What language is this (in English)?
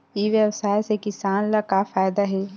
Chhattisgarhi